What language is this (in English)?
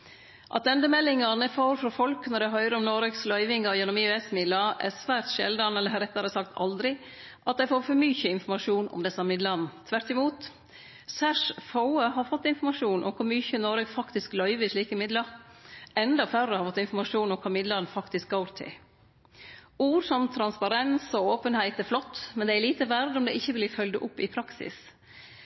Norwegian Nynorsk